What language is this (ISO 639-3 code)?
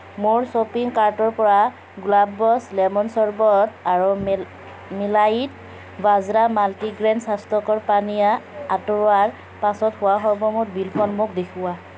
asm